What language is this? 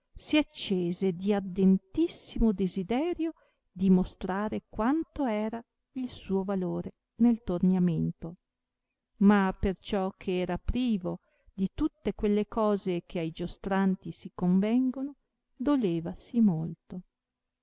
Italian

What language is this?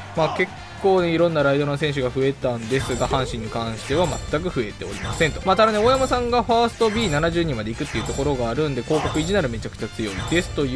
Japanese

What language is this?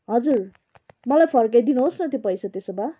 Nepali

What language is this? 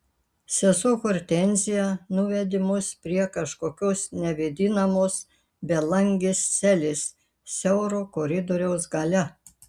Lithuanian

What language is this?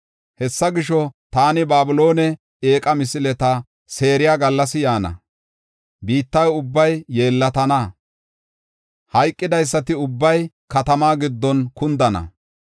Gofa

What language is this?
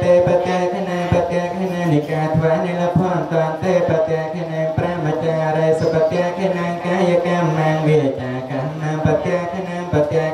Thai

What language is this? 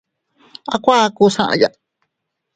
Teutila Cuicatec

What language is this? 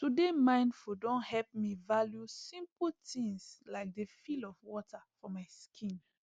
Nigerian Pidgin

